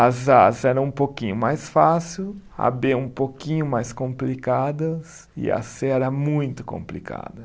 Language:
Portuguese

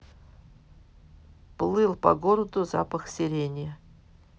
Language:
Russian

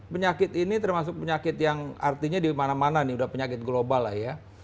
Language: Indonesian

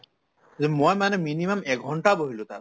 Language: Assamese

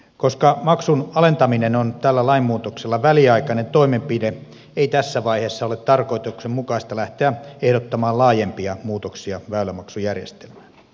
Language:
Finnish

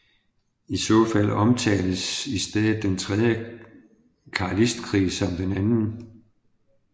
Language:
Danish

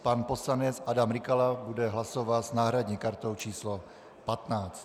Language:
Czech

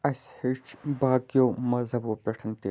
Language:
Kashmiri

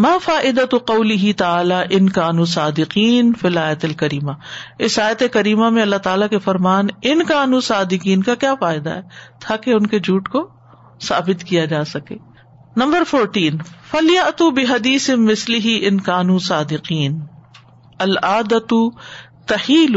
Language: Urdu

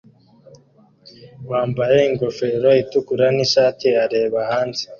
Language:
Kinyarwanda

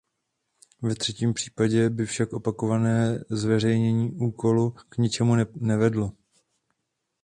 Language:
Czech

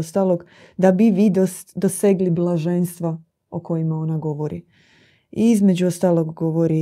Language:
Croatian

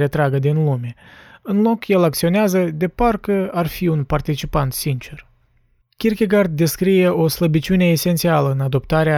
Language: Romanian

